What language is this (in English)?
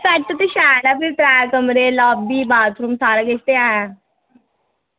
Dogri